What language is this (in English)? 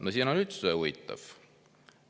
Estonian